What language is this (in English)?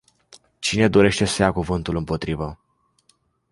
Romanian